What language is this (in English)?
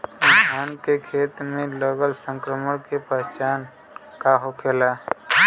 Bhojpuri